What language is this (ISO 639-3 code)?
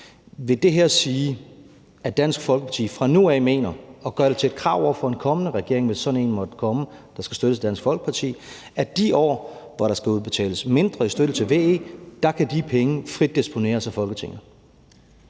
dan